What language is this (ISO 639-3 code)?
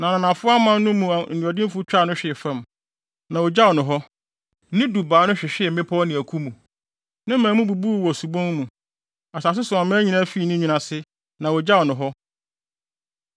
aka